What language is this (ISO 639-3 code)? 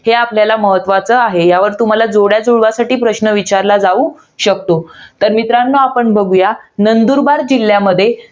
mar